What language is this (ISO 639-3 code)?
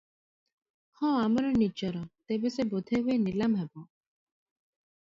ori